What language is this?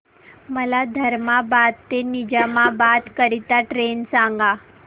Marathi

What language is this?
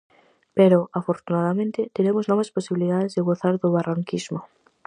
Galician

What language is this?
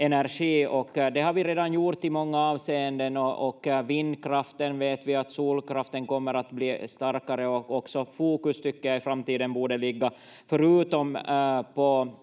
Finnish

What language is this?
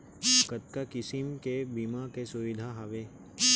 Chhattisgarhi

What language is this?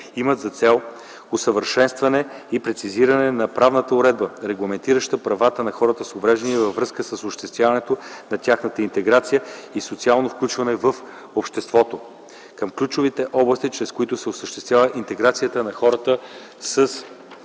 Bulgarian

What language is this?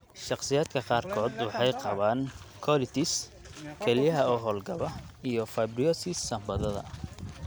Somali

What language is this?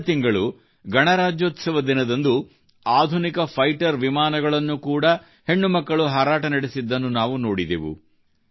Kannada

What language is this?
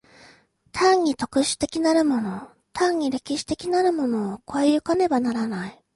Japanese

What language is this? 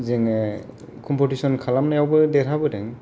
Bodo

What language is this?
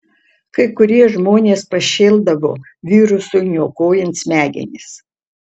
Lithuanian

